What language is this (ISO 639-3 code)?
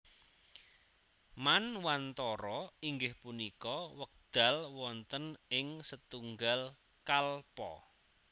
jav